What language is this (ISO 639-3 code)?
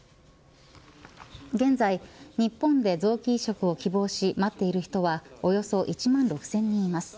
jpn